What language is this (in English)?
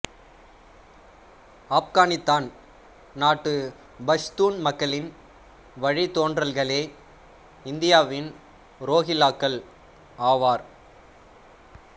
Tamil